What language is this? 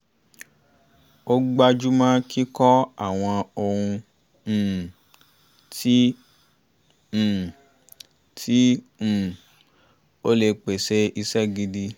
Yoruba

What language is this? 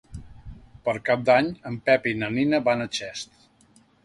Catalan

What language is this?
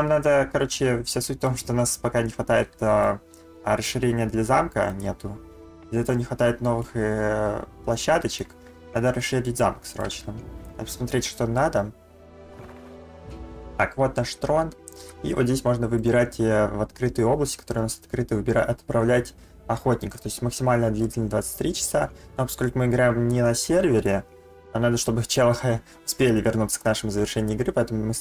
Russian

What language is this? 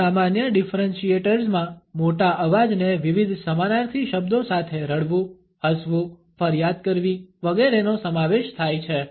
Gujarati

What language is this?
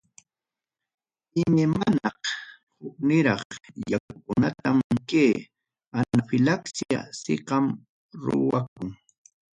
Ayacucho Quechua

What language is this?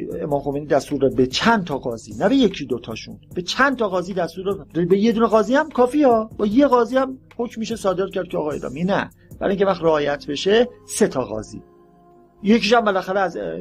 Persian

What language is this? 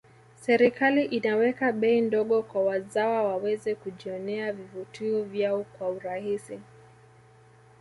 Swahili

